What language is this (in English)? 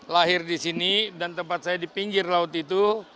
Indonesian